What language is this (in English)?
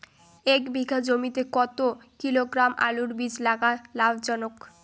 Bangla